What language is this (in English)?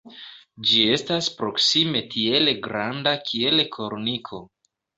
Esperanto